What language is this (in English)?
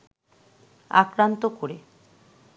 Bangla